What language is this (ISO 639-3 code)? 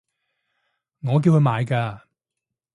yue